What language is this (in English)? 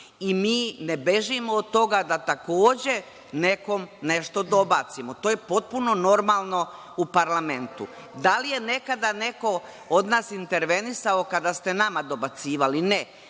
Serbian